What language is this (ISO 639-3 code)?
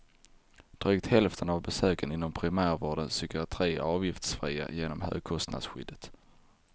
swe